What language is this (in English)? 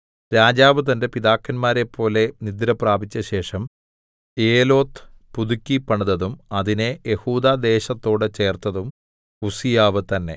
Malayalam